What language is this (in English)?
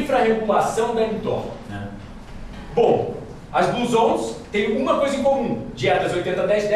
Portuguese